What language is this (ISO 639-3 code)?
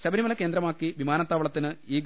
mal